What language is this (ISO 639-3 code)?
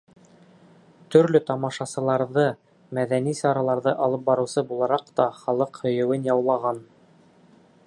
bak